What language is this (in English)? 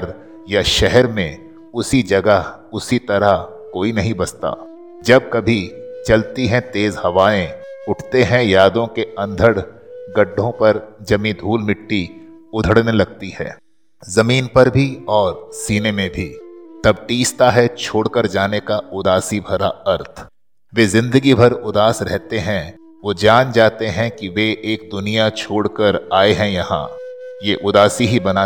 Hindi